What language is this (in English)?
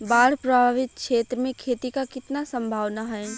Bhojpuri